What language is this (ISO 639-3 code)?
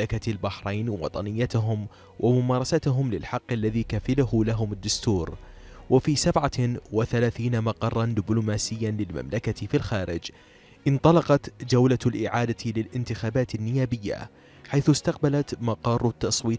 ara